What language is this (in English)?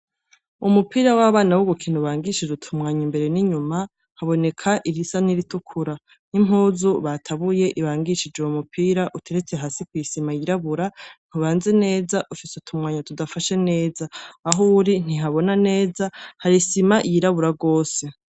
Rundi